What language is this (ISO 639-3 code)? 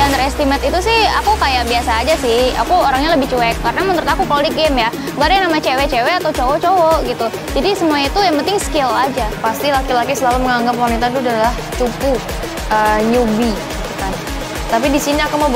ind